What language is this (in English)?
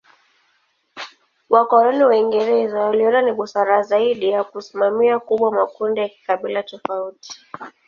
Swahili